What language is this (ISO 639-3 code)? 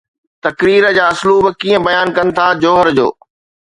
snd